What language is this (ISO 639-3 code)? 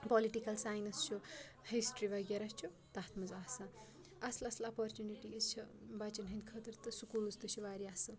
kas